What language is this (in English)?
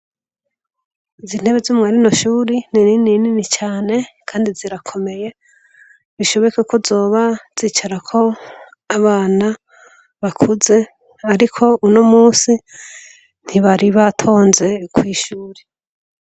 Rundi